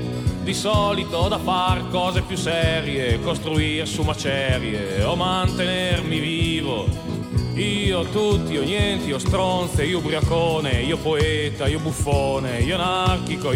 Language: Italian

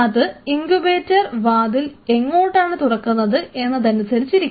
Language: Malayalam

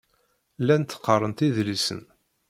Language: Kabyle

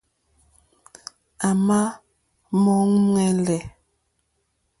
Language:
Mokpwe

